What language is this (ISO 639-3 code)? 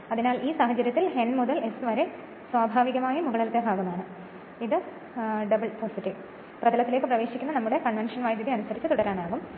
mal